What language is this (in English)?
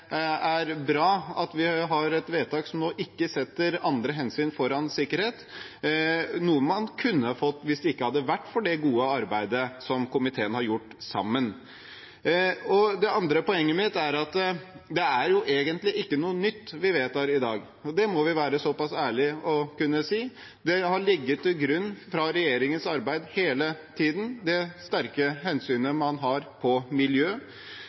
Norwegian Bokmål